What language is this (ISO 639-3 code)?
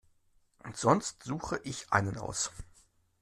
deu